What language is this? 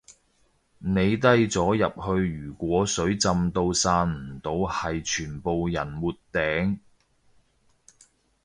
Cantonese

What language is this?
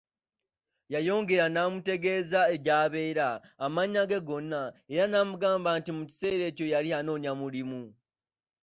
Ganda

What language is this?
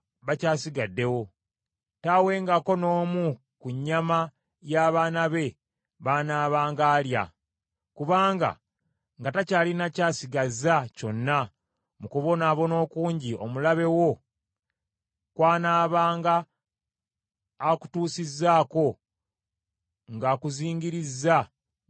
Ganda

